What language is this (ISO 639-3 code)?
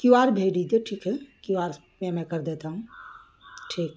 urd